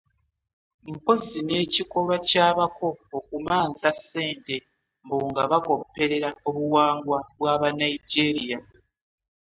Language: Ganda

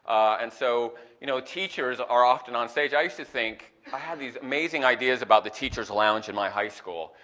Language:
English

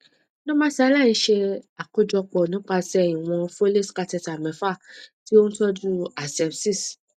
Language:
Yoruba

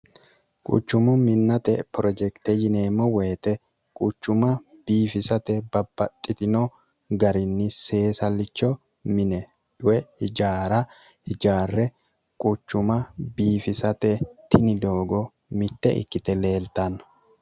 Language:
Sidamo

